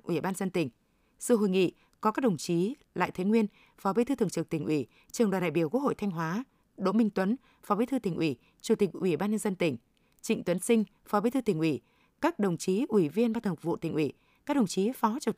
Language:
Vietnamese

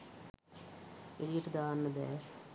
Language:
Sinhala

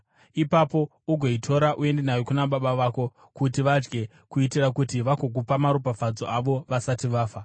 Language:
Shona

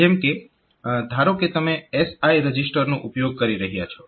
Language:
Gujarati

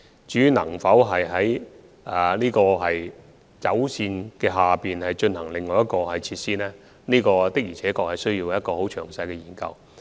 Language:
Cantonese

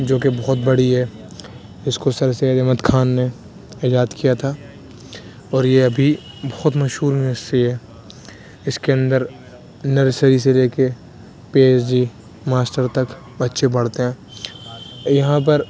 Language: Urdu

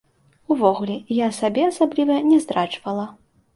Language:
Belarusian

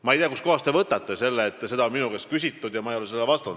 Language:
Estonian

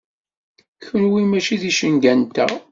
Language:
Kabyle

